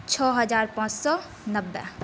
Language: Maithili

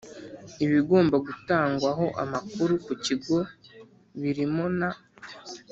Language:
Kinyarwanda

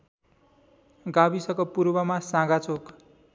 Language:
Nepali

